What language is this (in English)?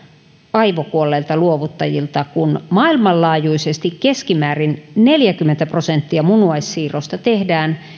Finnish